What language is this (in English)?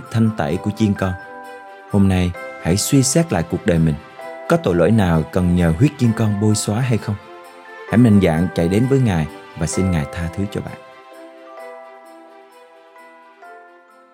Vietnamese